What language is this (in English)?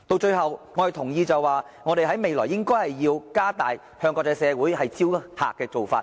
Cantonese